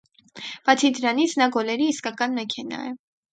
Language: Armenian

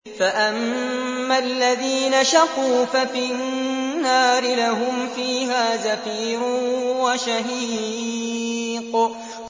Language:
Arabic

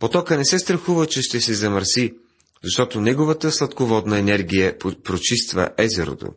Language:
Bulgarian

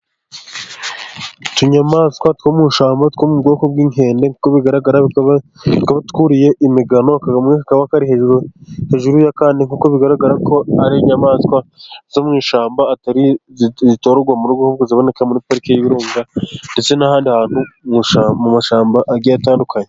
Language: Kinyarwanda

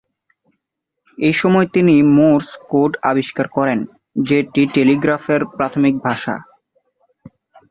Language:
Bangla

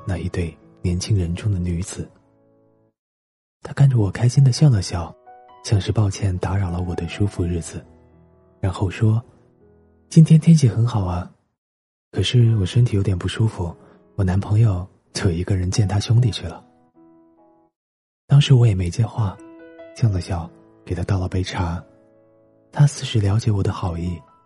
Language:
Chinese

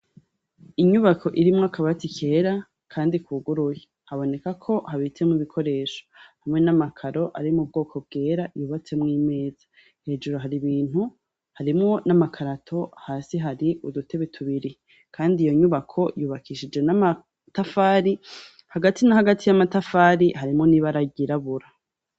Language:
Rundi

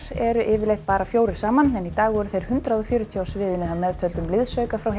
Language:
Icelandic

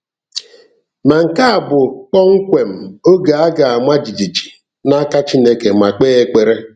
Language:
Igbo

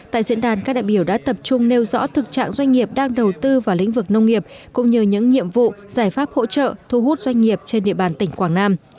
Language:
Vietnamese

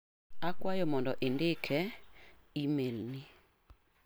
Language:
Luo (Kenya and Tanzania)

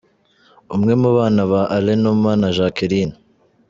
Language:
Kinyarwanda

